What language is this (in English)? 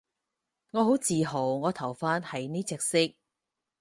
Cantonese